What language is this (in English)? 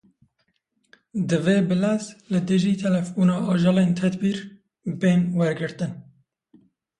Kurdish